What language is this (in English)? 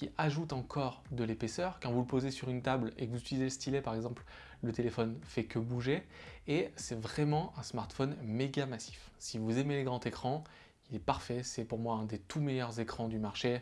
French